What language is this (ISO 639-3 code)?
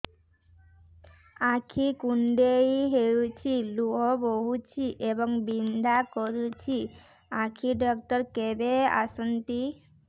ori